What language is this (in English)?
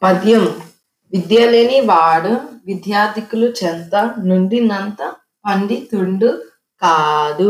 Telugu